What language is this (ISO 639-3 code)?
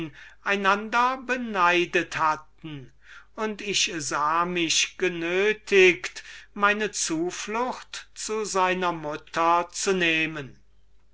deu